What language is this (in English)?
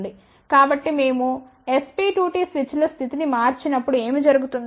Telugu